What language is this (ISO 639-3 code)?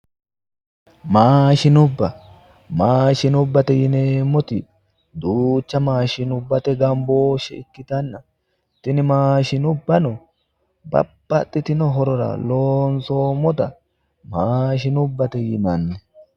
sid